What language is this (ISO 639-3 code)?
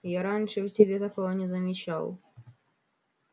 rus